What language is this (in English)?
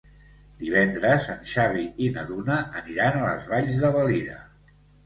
Catalan